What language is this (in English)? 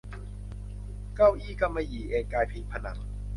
Thai